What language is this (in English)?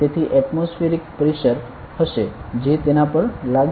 Gujarati